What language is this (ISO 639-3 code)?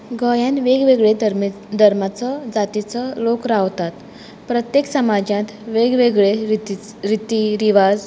kok